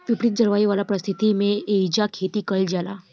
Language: Bhojpuri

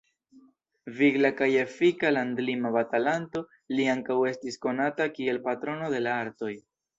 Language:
Esperanto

